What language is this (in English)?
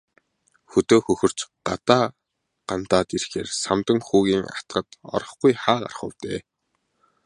Mongolian